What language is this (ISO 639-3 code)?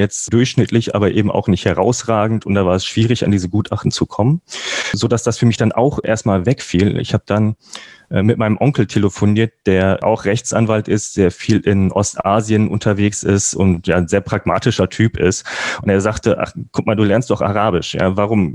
deu